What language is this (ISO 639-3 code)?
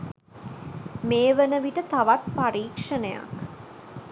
sin